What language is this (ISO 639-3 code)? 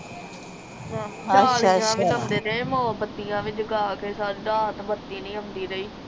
pan